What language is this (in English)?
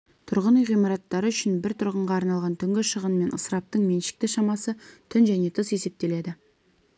Kazakh